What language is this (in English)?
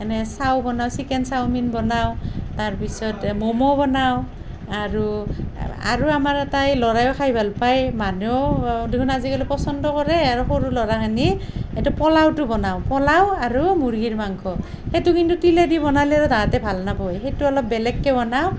Assamese